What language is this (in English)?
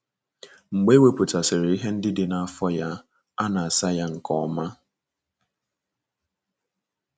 Igbo